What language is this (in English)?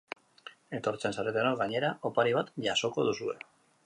Basque